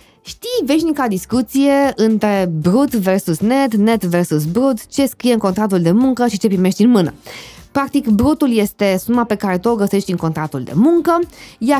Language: Romanian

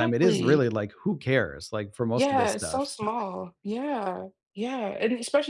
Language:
English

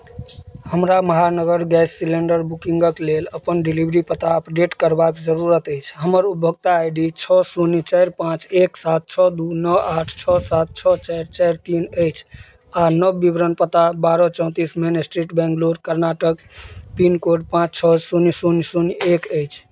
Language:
Maithili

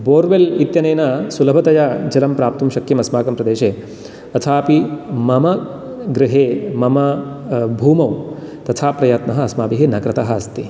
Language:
Sanskrit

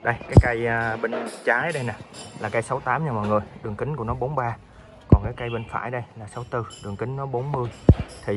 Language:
Vietnamese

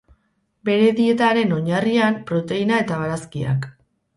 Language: Basque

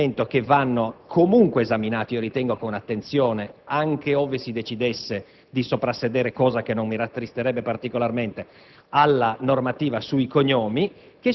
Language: Italian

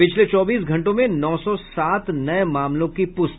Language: Hindi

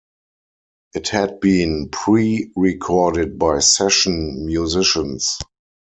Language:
English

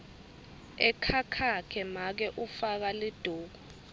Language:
Swati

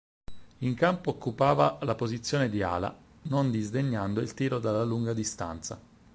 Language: Italian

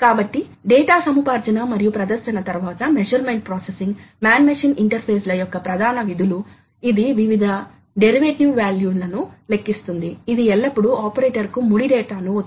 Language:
Telugu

